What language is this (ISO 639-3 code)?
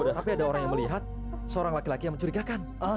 ind